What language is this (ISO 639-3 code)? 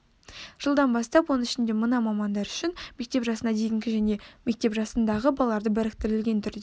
kaz